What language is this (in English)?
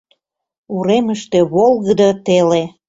Mari